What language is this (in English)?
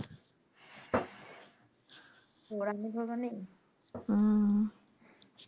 Bangla